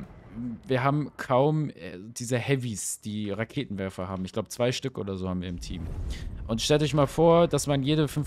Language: German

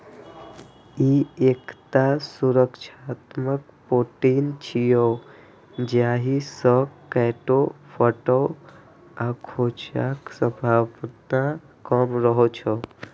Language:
Maithili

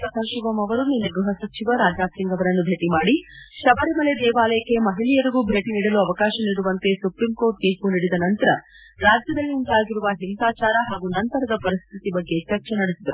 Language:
Kannada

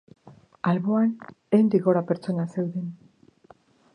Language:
Basque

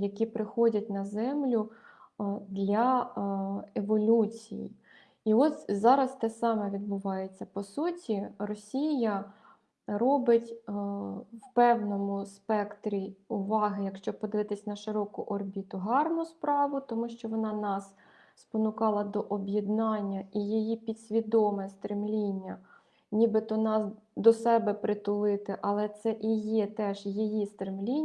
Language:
Ukrainian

